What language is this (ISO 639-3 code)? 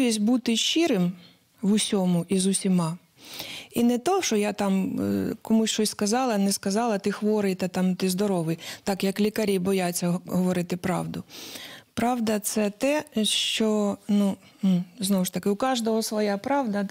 ukr